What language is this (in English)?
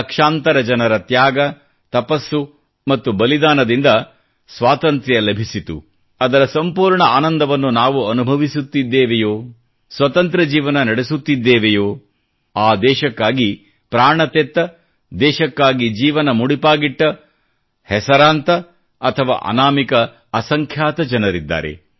Kannada